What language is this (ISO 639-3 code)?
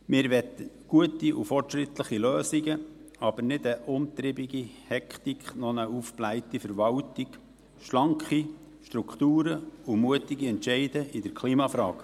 gsw